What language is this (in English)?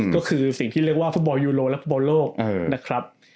Thai